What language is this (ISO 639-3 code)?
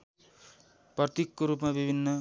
nep